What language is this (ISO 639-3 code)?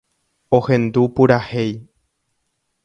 grn